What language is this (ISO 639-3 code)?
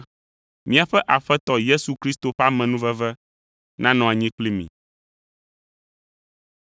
ewe